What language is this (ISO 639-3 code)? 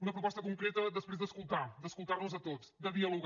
cat